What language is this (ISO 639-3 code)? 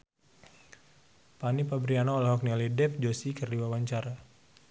sun